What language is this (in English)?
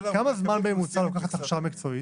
Hebrew